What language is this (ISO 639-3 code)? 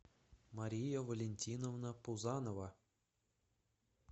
rus